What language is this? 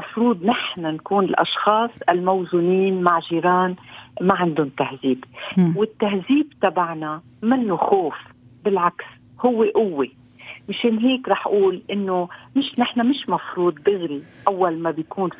Arabic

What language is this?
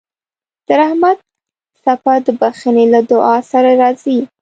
Pashto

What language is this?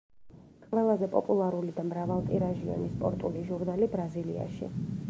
Georgian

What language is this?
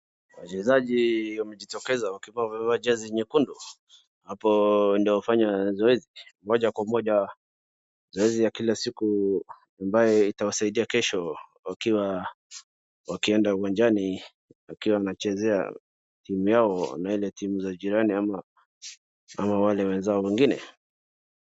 Swahili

